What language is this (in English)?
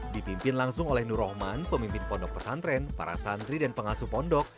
Indonesian